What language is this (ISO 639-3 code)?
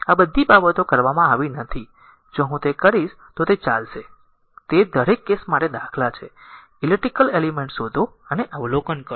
guj